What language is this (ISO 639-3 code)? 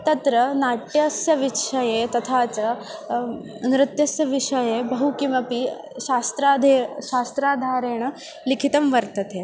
san